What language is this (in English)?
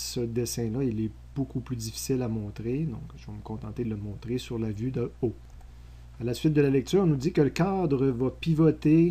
French